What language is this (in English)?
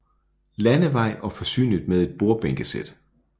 Danish